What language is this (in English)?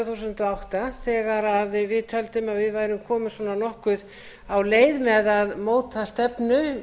Icelandic